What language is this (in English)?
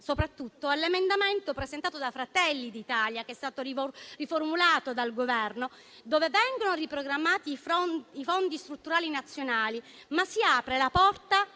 Italian